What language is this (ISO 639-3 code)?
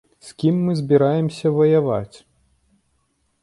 bel